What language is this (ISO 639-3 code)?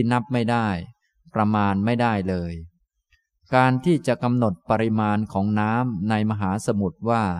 tha